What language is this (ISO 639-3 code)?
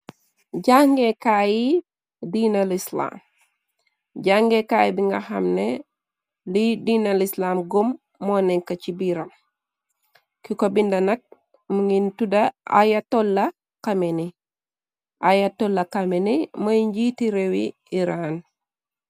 wol